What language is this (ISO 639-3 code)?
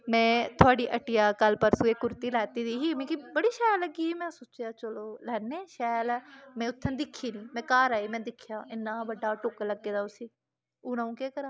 doi